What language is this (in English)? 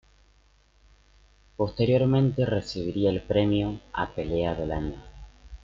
Spanish